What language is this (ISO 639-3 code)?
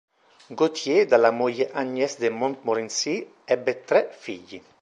ita